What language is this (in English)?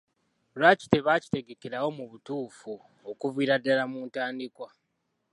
Ganda